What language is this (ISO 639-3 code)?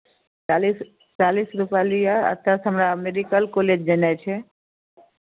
mai